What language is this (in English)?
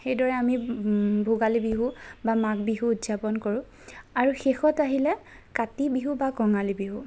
Assamese